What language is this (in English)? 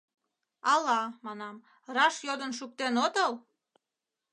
Mari